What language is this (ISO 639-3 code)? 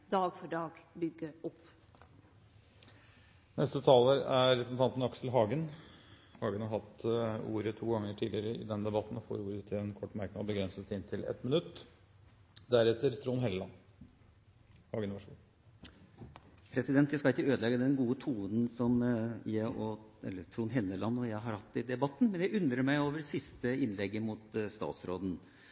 nor